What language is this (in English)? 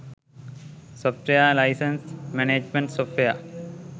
Sinhala